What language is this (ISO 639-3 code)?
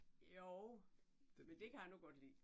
dan